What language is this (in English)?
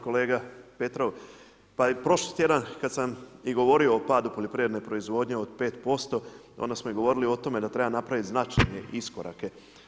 Croatian